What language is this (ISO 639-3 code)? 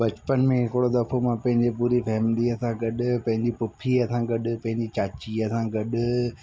snd